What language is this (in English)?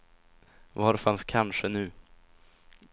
Swedish